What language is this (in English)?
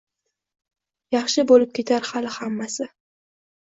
Uzbek